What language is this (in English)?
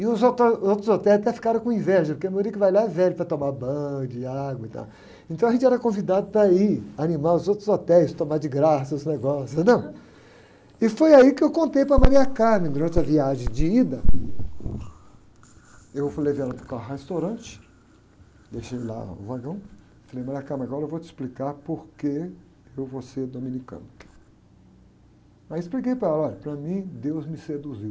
Portuguese